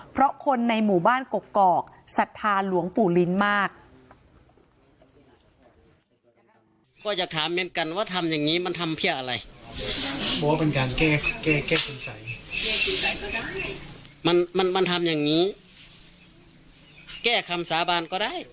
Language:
Thai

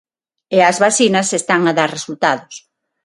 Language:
Galician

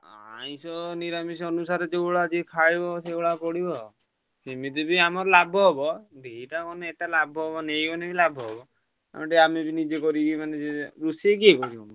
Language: Odia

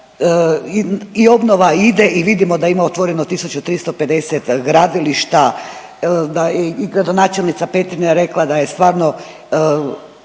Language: Croatian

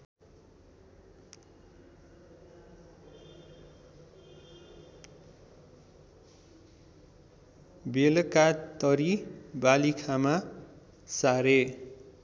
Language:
Nepali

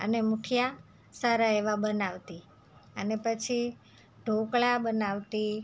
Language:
Gujarati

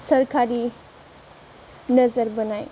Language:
Bodo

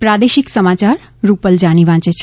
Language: Gujarati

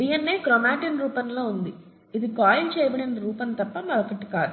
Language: Telugu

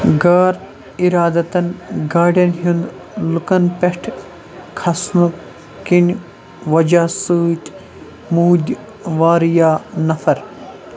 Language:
Kashmiri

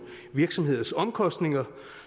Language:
Danish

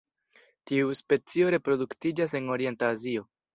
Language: Esperanto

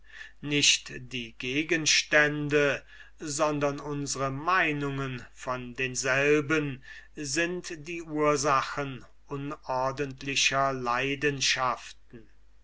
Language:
German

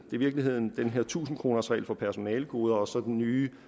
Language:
Danish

